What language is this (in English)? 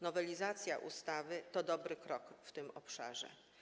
Polish